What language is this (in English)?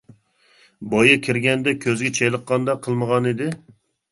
Uyghur